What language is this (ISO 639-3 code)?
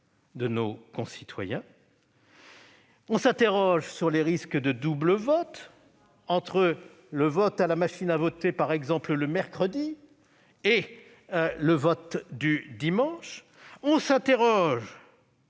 fra